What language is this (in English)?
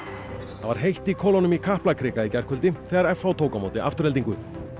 Icelandic